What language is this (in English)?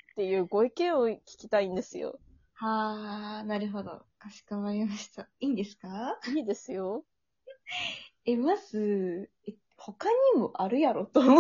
Japanese